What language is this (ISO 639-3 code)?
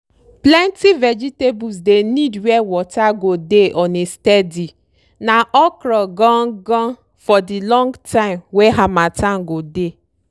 pcm